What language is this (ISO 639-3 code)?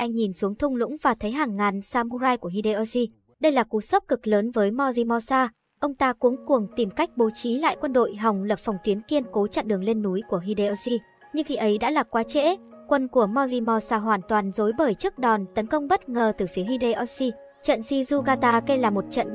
vie